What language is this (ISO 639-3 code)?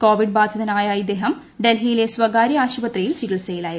mal